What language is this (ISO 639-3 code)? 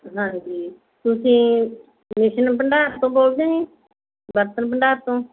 pan